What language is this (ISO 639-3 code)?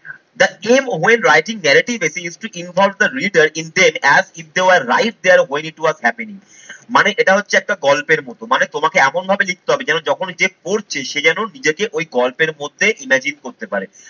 ben